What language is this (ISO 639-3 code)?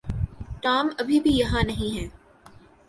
urd